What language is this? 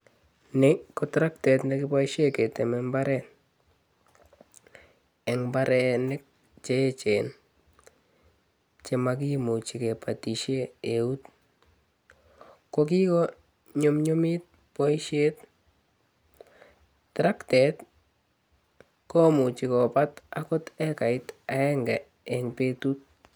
Kalenjin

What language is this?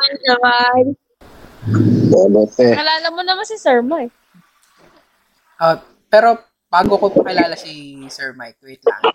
Filipino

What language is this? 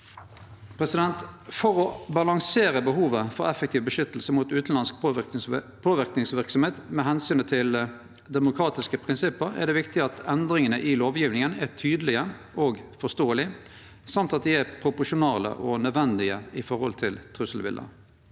Norwegian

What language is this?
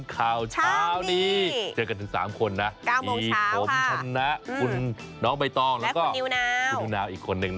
Thai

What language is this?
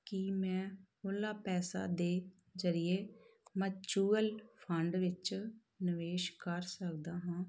Punjabi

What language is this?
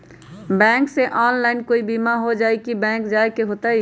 Magahi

